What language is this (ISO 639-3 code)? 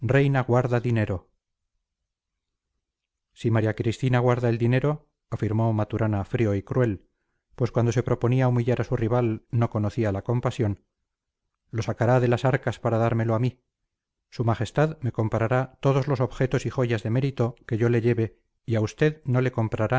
spa